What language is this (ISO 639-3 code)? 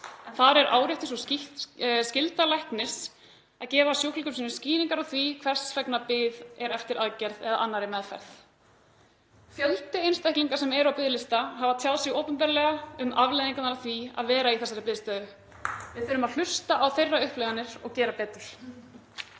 isl